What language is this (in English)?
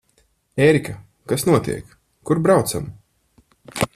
Latvian